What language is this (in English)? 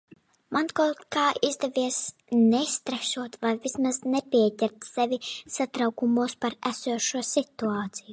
Latvian